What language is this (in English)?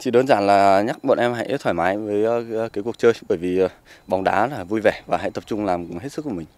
Vietnamese